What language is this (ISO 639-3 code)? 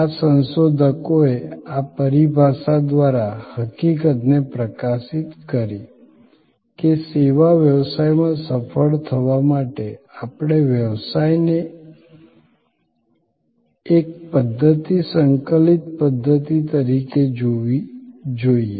guj